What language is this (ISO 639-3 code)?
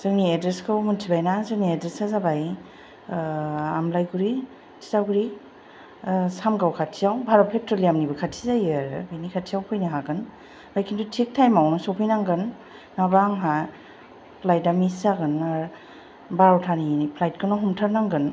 brx